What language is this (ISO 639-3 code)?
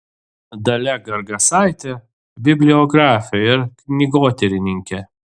lit